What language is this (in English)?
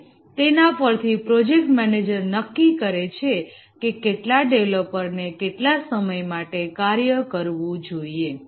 Gujarati